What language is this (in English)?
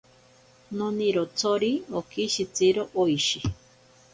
Ashéninka Perené